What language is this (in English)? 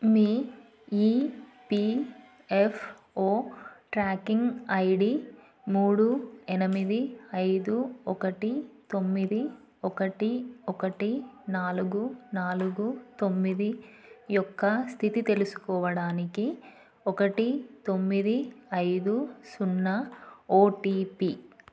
Telugu